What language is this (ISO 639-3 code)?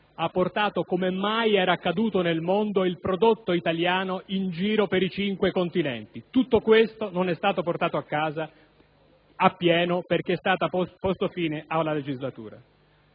ita